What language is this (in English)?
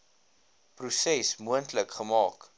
Afrikaans